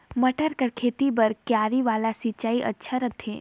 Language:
Chhattisgarhi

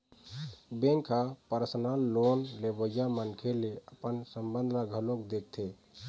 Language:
Chhattisgarhi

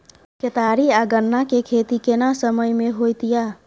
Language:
Maithili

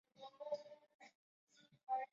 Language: Chinese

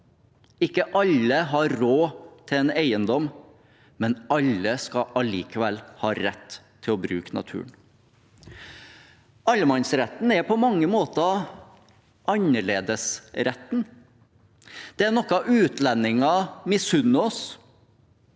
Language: Norwegian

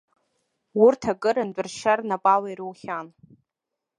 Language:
Abkhazian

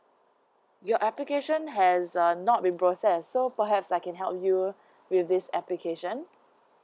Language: English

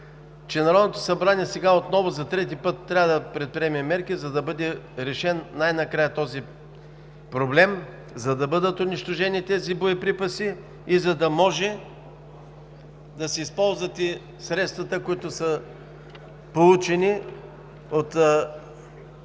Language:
Bulgarian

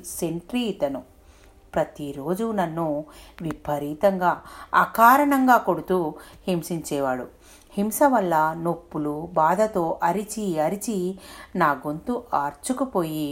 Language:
Telugu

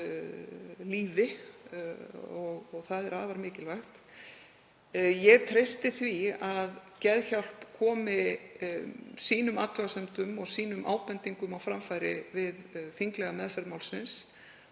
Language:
Icelandic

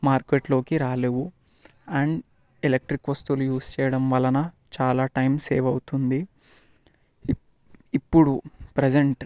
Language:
Telugu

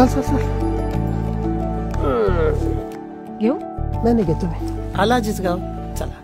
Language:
Marathi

